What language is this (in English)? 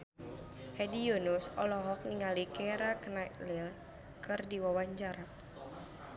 Sundanese